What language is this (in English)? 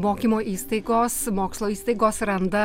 Lithuanian